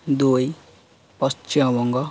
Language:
Odia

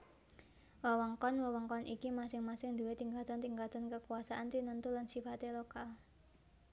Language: Javanese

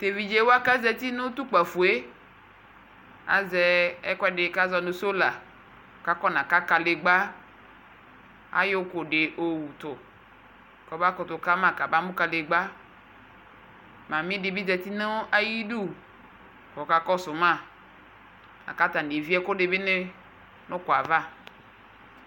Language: Ikposo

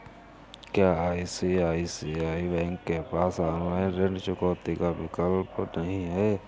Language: Hindi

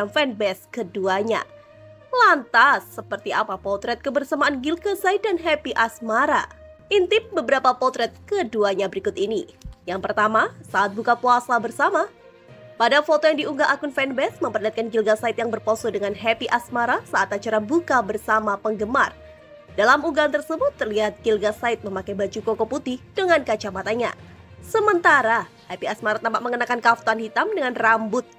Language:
Indonesian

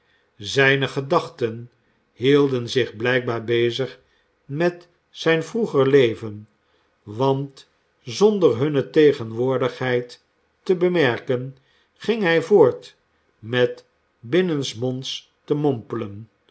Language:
Dutch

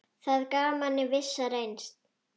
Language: Icelandic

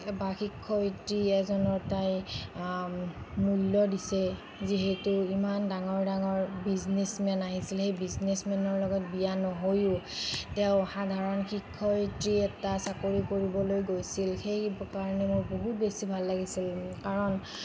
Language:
Assamese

